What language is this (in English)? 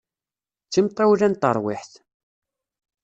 Kabyle